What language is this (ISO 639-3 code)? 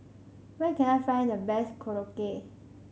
eng